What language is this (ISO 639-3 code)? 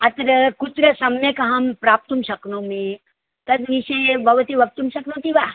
san